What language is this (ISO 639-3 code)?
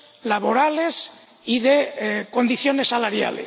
spa